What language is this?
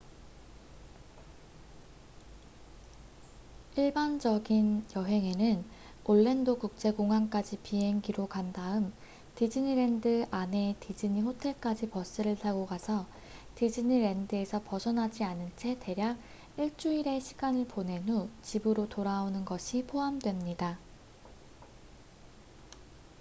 Korean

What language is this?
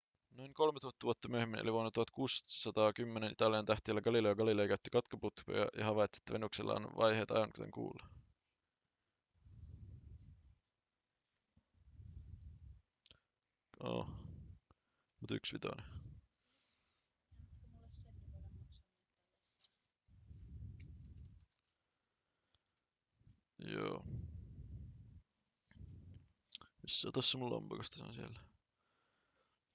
Finnish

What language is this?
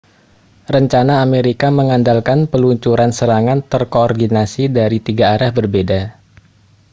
Indonesian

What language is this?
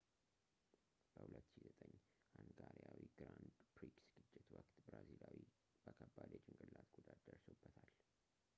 Amharic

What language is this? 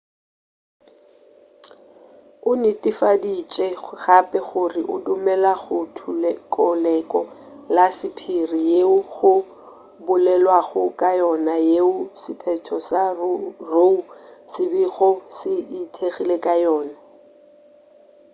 Northern Sotho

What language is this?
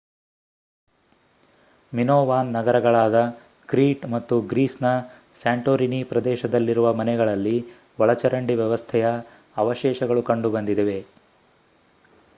Kannada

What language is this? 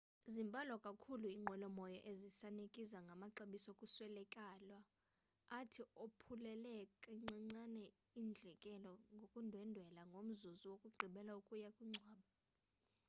Xhosa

